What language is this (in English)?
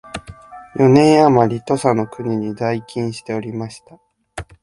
Japanese